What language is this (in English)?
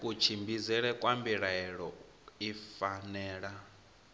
Venda